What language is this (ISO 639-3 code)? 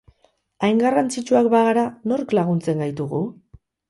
eus